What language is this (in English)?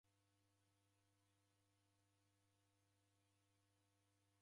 Taita